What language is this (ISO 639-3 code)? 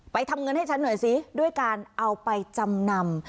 tha